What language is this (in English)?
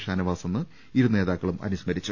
Malayalam